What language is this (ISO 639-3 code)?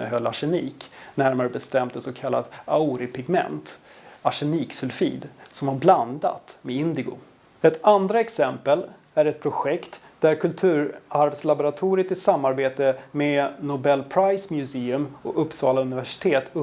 swe